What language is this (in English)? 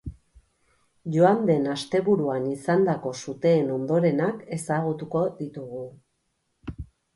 Basque